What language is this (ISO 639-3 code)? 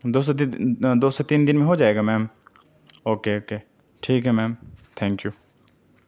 urd